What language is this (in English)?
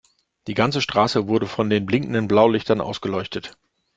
German